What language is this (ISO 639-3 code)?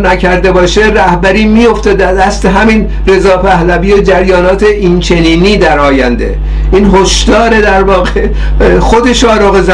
fas